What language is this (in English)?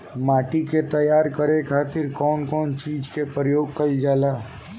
Bhojpuri